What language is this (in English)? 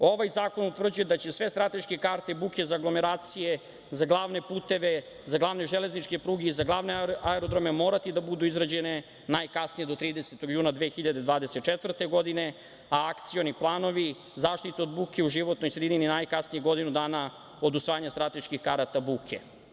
Serbian